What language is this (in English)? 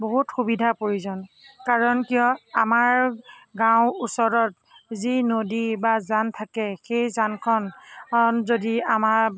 Assamese